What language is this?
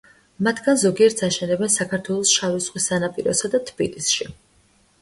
Georgian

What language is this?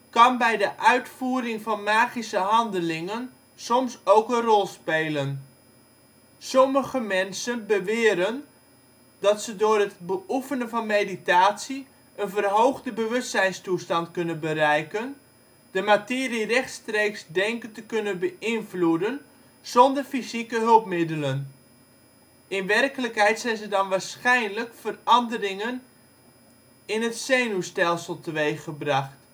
Dutch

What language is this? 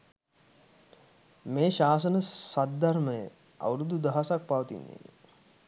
Sinhala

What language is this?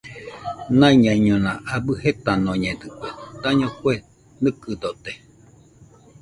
Nüpode Huitoto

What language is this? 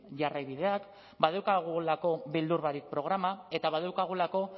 Basque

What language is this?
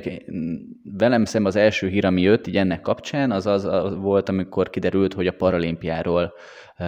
Hungarian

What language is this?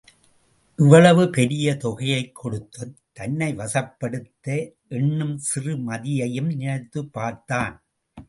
Tamil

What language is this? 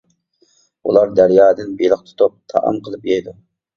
Uyghur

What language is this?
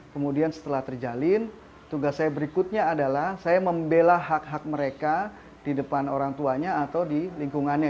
Indonesian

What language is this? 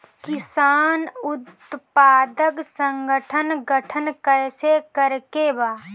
Bhojpuri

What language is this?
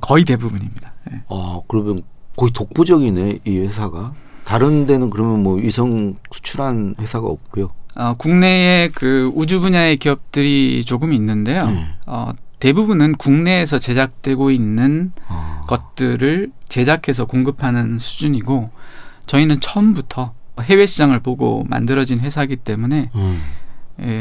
Korean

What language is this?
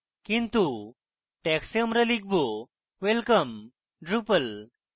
Bangla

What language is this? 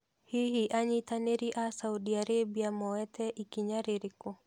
Kikuyu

